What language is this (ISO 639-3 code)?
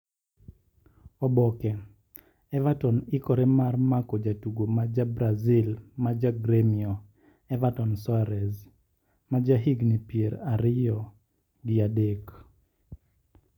luo